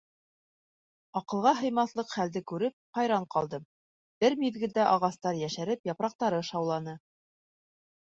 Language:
Bashkir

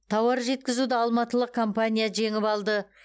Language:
Kazakh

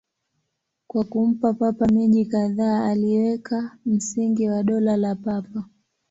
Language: Swahili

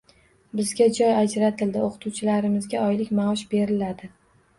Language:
Uzbek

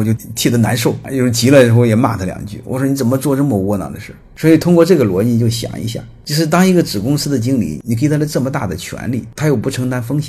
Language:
Chinese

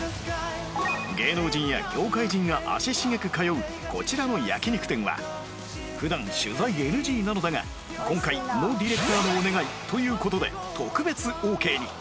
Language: Japanese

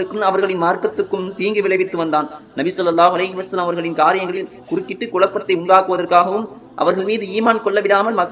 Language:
Tamil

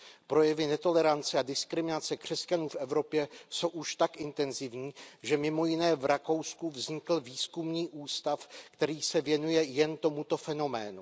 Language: Czech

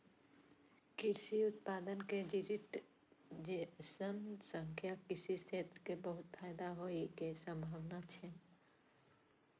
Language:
Maithili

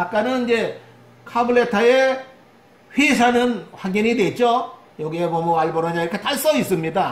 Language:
Korean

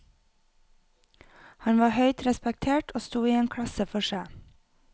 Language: Norwegian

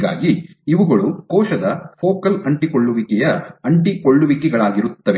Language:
Kannada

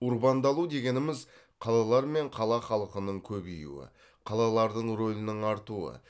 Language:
Kazakh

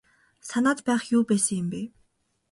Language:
Mongolian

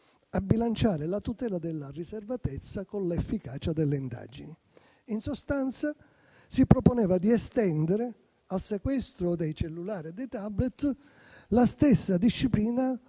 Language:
Italian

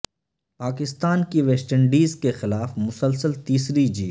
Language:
Urdu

